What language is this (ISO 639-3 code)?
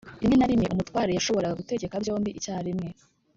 kin